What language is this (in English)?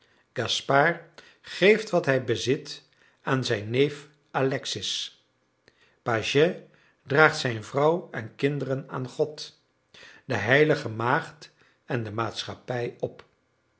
Dutch